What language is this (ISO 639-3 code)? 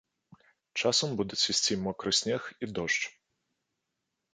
bel